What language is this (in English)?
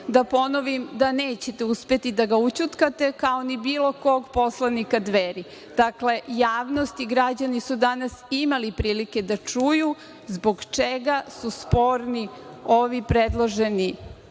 Serbian